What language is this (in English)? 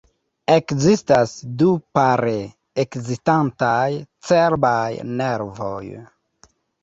Esperanto